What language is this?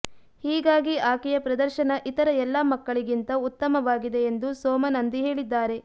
Kannada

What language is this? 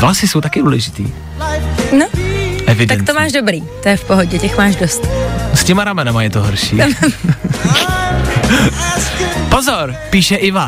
Czech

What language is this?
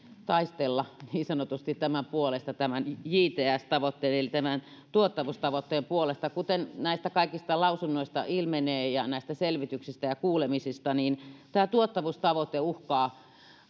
Finnish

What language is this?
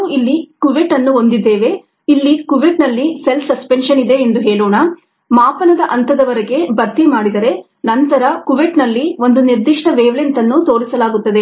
Kannada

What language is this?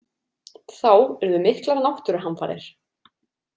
Icelandic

